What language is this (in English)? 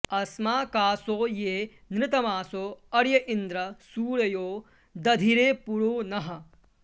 Sanskrit